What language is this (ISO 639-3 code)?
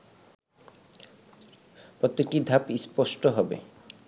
ben